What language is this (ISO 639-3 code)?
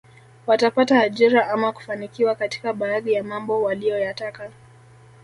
swa